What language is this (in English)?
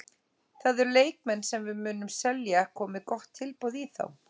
Icelandic